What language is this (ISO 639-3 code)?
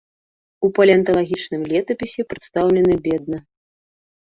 bel